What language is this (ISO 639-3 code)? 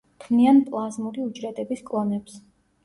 kat